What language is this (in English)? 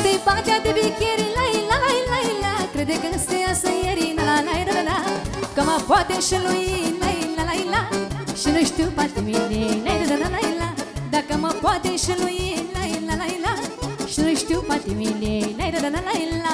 Romanian